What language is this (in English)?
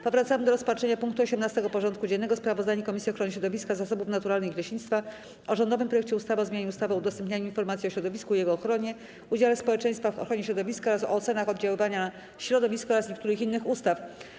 Polish